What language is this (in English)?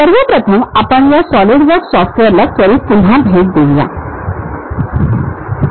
Marathi